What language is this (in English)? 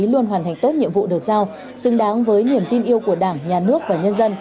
Vietnamese